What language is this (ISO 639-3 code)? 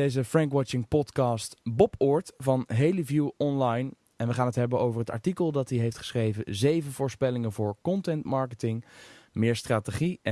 nld